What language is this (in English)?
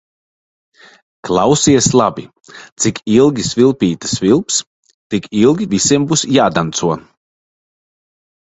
Latvian